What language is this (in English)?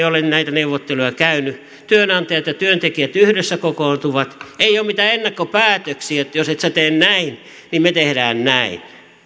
Finnish